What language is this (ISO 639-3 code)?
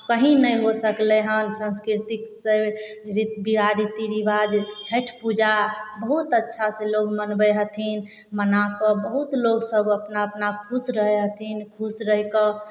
mai